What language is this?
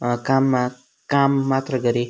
Nepali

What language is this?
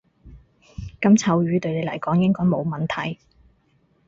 Cantonese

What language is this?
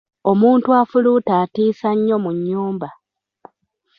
Ganda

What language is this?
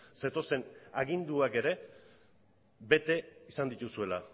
Basque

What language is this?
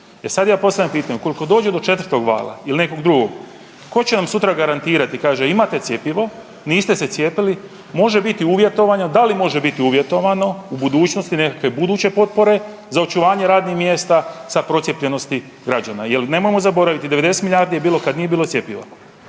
Croatian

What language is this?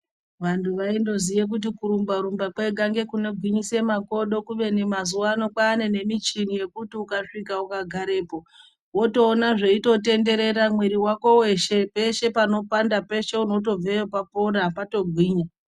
Ndau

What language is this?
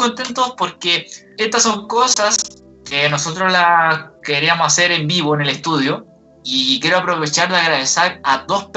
Spanish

